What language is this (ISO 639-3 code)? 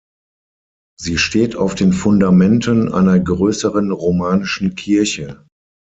deu